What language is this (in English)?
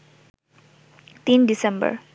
Bangla